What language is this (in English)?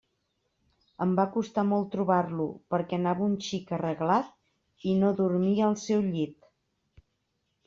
Catalan